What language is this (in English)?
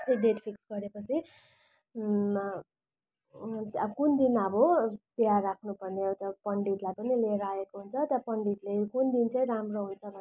Nepali